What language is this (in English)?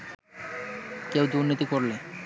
Bangla